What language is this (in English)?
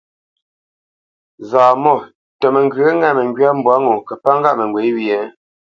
Bamenyam